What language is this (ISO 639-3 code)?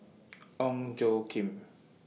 eng